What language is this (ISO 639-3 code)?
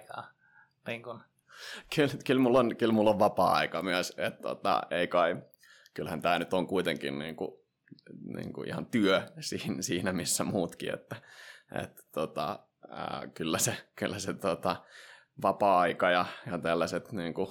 fin